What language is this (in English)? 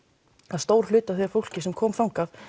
Icelandic